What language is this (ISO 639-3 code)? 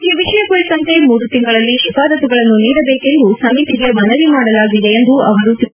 kan